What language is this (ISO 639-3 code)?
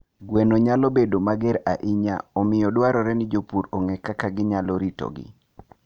luo